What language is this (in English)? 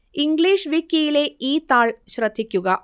Malayalam